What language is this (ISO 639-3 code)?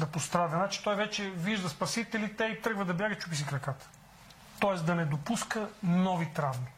bul